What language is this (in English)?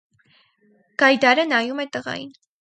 Armenian